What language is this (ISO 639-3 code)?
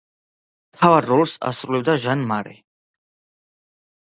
kat